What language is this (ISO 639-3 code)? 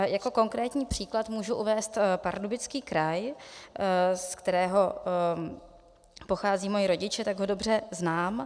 ces